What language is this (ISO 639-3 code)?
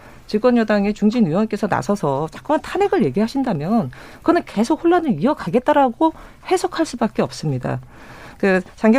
kor